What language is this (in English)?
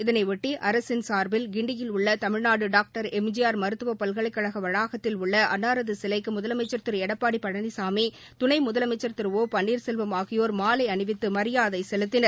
Tamil